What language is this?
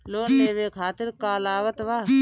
Bhojpuri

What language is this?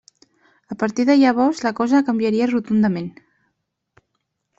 Catalan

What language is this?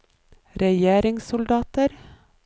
Norwegian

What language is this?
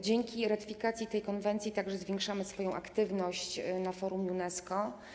Polish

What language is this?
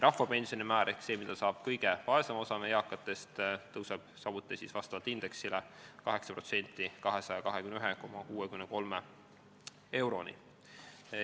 Estonian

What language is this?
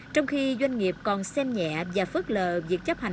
Vietnamese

